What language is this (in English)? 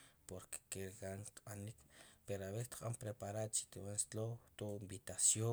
Sipacapense